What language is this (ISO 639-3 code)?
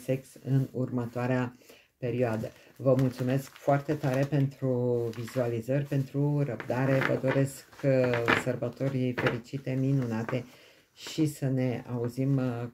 ron